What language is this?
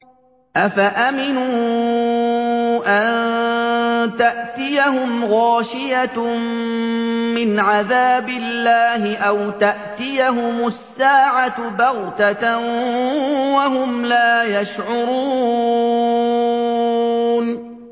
Arabic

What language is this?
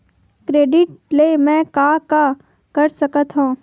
Chhattisgarhi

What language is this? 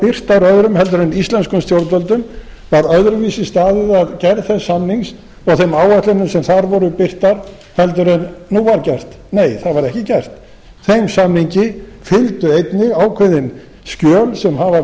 Icelandic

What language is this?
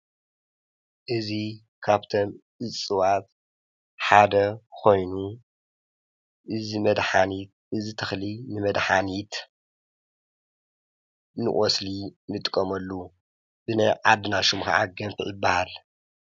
Tigrinya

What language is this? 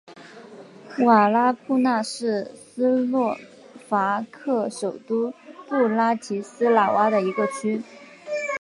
Chinese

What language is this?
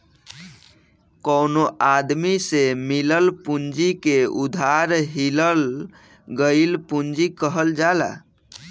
Bhojpuri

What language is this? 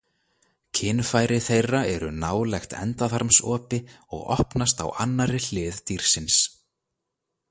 Icelandic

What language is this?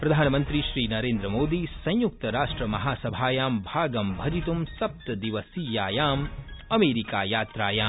Sanskrit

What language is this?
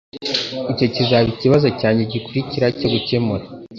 Kinyarwanda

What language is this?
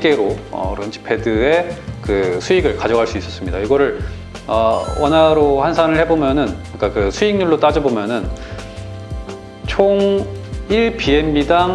Korean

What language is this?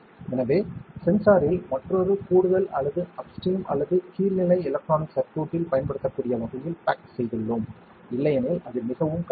Tamil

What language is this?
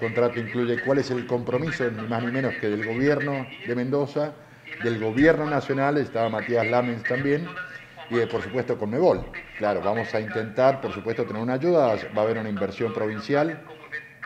Spanish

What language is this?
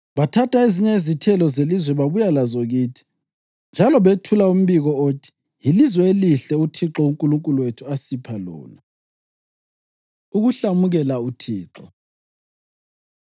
North Ndebele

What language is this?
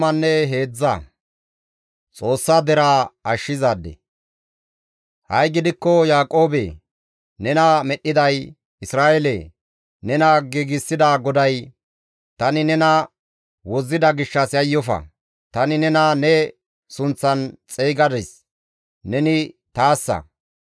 Gamo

